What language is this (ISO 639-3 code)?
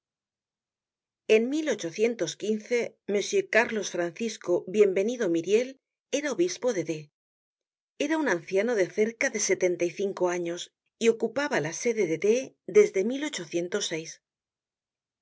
spa